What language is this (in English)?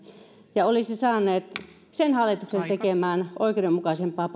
Finnish